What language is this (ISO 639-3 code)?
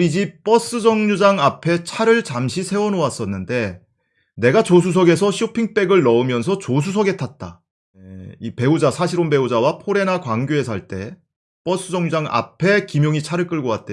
kor